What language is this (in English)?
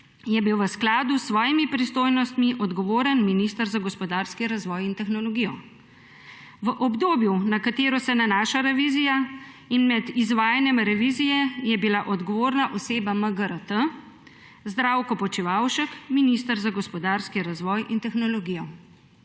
Slovenian